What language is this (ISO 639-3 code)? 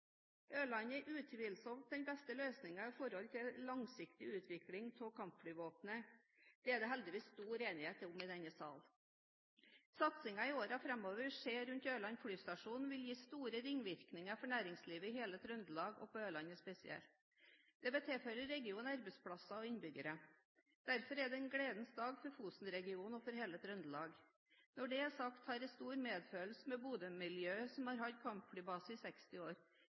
nob